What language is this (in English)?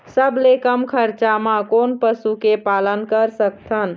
Chhattisgarhi